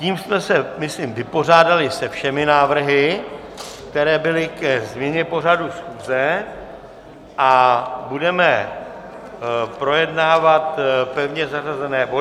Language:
Czech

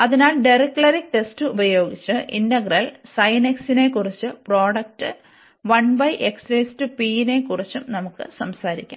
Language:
Malayalam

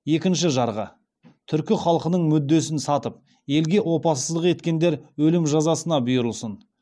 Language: Kazakh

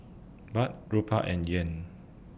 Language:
English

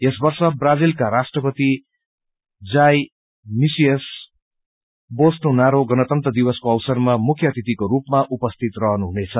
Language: Nepali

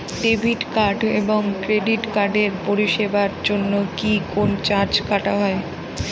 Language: Bangla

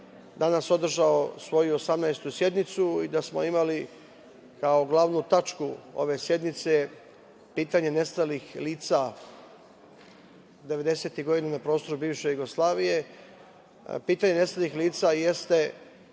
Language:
Serbian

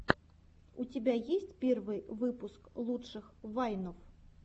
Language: Russian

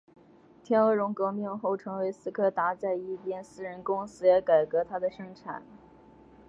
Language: Chinese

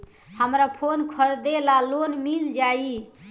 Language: Bhojpuri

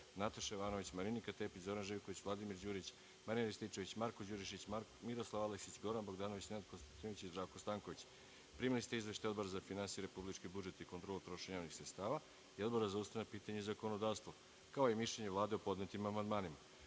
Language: Serbian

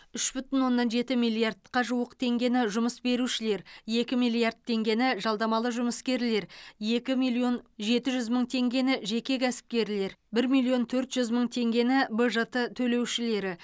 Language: Kazakh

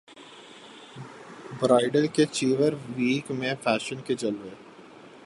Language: Urdu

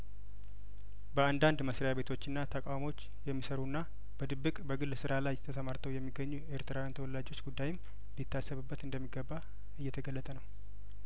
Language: Amharic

